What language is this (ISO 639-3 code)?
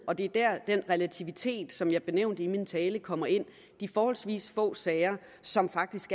dan